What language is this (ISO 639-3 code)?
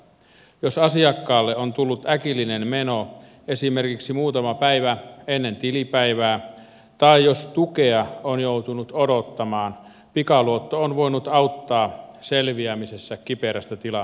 fin